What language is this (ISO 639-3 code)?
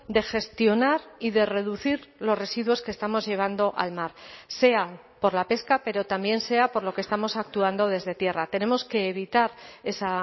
spa